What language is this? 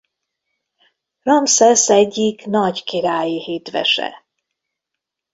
Hungarian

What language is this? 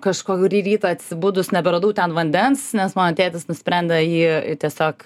Lithuanian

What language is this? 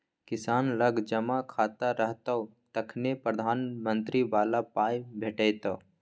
Maithili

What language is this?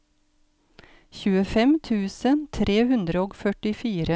Norwegian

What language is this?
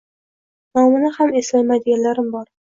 Uzbek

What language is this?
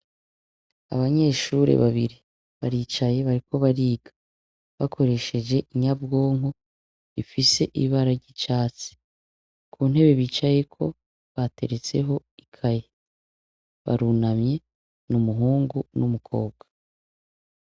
Rundi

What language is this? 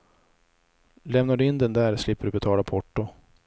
Swedish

